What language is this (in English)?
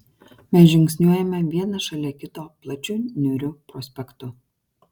Lithuanian